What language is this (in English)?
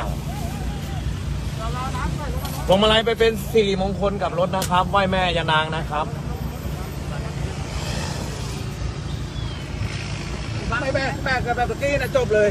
Thai